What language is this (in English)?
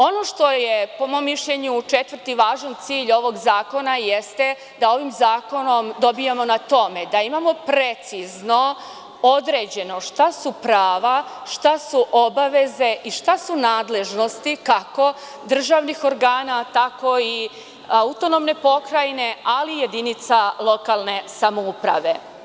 Serbian